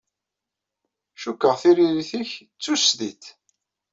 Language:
Kabyle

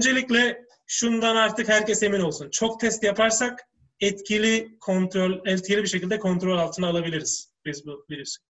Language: Turkish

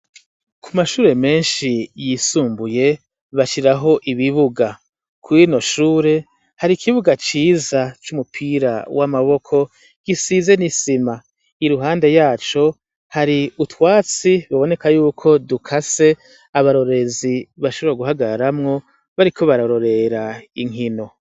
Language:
Rundi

